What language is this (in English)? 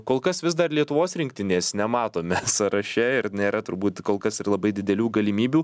Lithuanian